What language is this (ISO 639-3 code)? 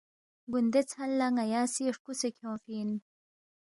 bft